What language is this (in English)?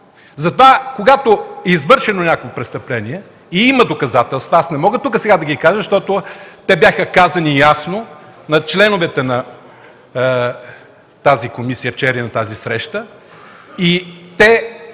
Bulgarian